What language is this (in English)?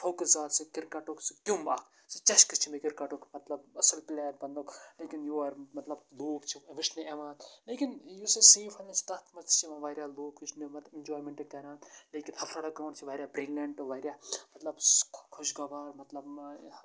Kashmiri